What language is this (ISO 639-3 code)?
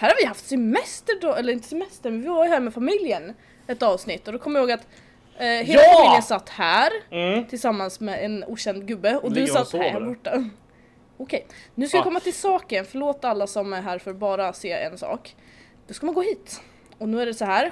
swe